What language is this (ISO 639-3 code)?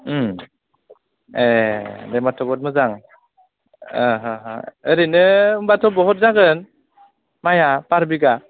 brx